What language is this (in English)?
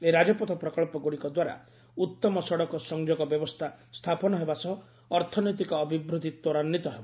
Odia